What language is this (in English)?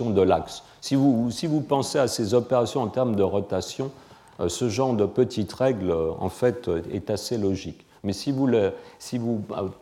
French